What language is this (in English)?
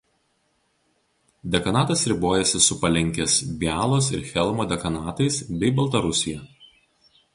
Lithuanian